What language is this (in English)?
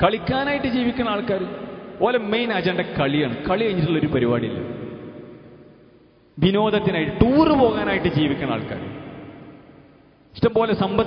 Arabic